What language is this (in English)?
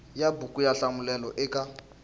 Tsonga